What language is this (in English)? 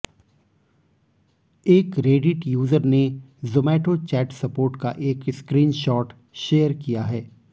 Hindi